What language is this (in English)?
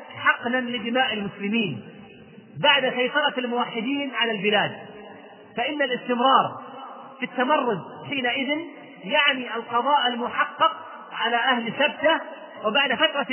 Arabic